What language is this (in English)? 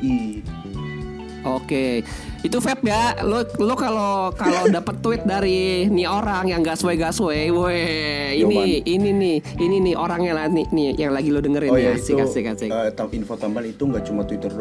Indonesian